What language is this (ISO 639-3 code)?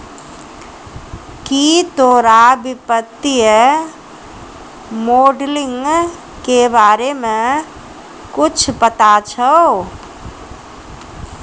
mai